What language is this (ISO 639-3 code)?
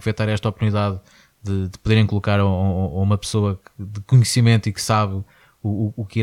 por